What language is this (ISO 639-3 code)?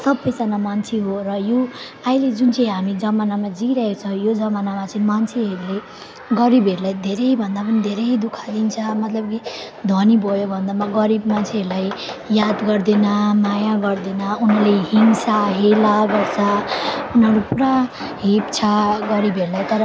nep